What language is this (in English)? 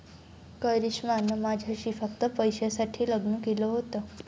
Marathi